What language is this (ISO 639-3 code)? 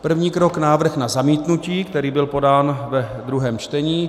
ces